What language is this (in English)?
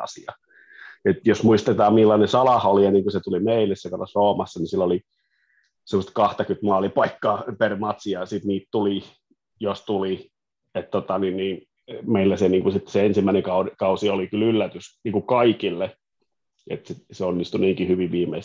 Finnish